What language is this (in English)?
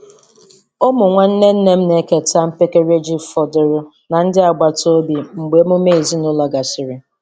Igbo